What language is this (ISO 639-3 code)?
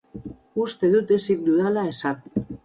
eus